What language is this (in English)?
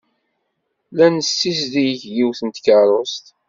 Kabyle